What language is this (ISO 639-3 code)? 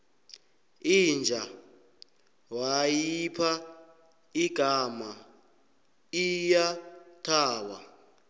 nbl